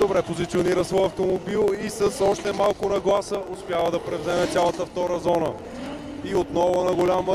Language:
Bulgarian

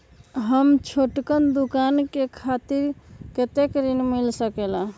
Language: Magahi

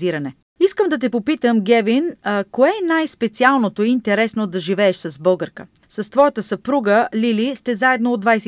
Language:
Bulgarian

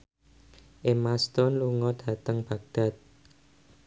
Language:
Javanese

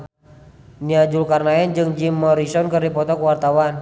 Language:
Sundanese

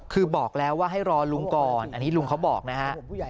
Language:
Thai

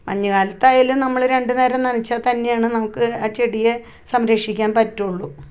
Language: Malayalam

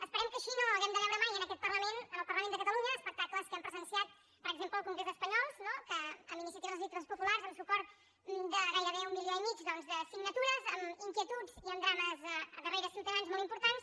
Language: Catalan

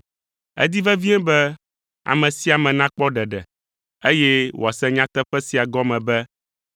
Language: Ewe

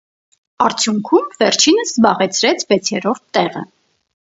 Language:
Armenian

